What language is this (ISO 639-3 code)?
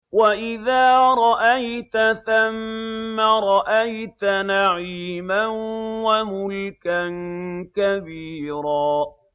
ara